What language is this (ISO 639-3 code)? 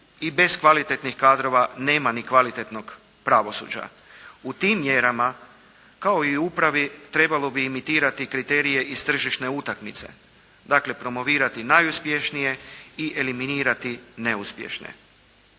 hrv